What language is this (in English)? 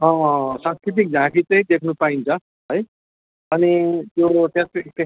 Nepali